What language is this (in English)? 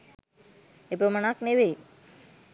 Sinhala